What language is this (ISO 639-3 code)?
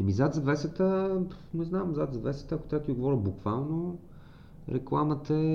bul